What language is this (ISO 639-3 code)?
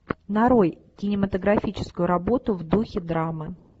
rus